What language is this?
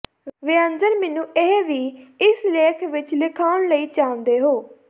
Punjabi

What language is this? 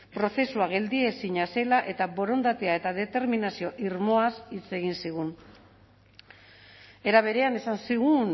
Basque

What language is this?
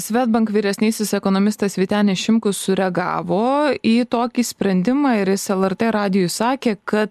Lithuanian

